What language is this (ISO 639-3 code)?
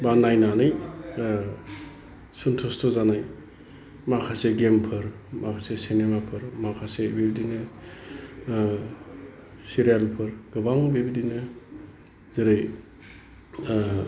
brx